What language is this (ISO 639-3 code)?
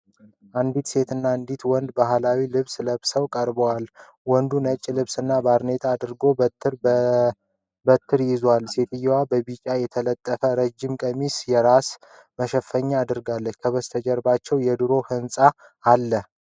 amh